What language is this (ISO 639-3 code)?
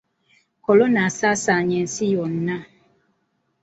lug